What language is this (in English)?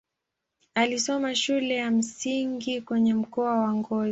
Swahili